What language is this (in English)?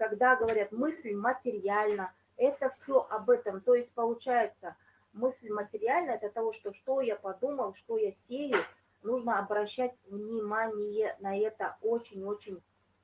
Russian